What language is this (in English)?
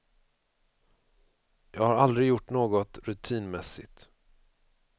Swedish